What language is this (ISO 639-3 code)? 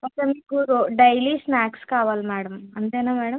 tel